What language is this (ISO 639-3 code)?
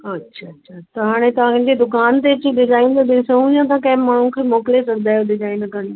snd